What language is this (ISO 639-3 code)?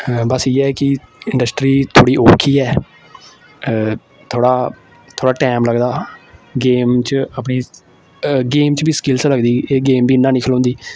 doi